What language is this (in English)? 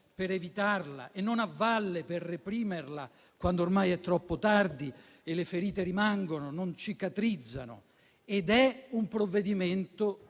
Italian